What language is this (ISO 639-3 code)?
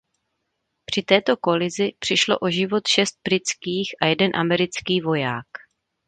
ces